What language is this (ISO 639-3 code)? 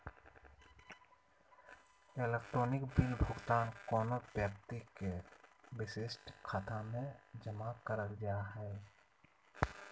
mag